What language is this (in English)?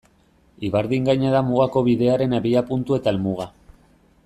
Basque